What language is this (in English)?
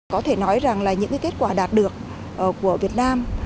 Vietnamese